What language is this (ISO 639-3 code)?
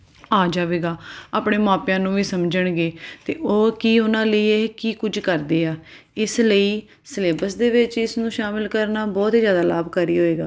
pan